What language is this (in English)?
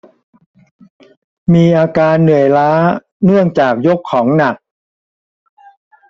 Thai